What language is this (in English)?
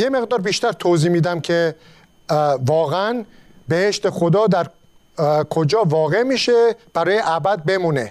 Persian